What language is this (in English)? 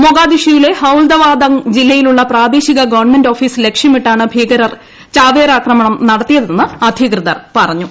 Malayalam